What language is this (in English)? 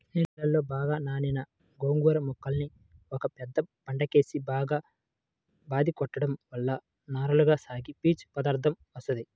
Telugu